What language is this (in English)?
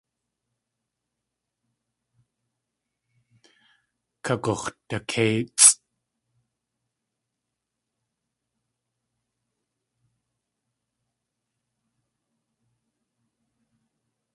Tlingit